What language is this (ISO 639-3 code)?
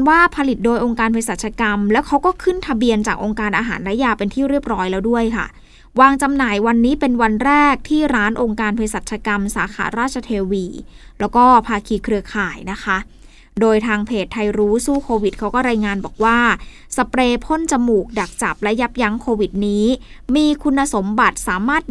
tha